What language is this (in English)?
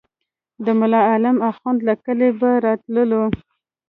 Pashto